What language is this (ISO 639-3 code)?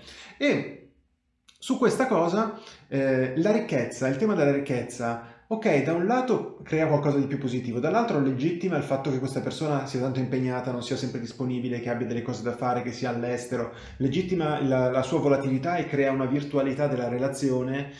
ita